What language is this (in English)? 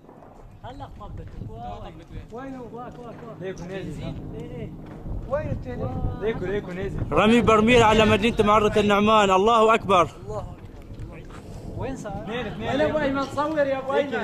Arabic